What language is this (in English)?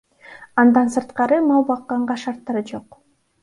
Kyrgyz